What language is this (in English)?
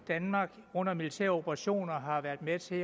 Danish